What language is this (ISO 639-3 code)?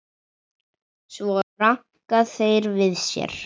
isl